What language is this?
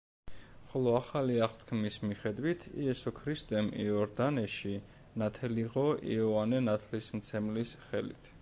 Georgian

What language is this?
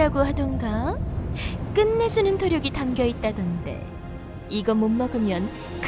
Korean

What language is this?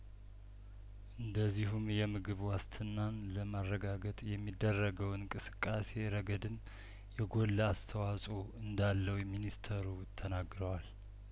Amharic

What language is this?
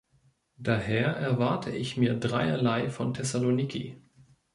German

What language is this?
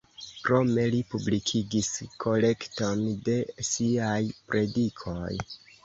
Esperanto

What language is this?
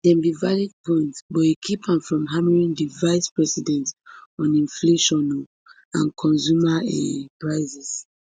Nigerian Pidgin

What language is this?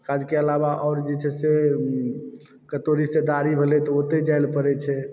Maithili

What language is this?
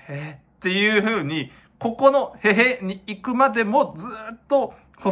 Japanese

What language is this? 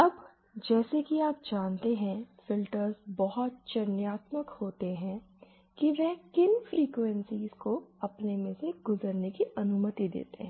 Hindi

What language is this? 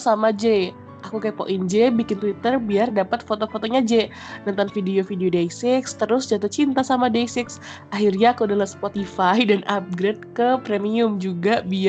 Indonesian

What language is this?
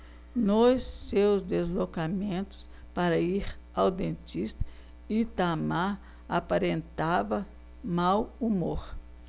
Portuguese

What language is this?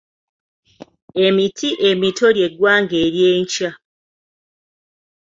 Ganda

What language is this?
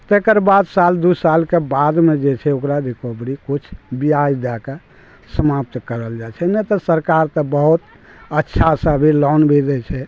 Maithili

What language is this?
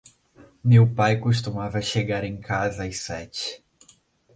Portuguese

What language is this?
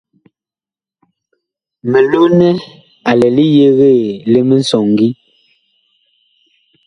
Bakoko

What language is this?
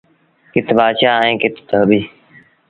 Sindhi Bhil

